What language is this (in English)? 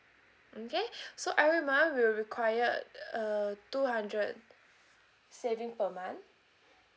English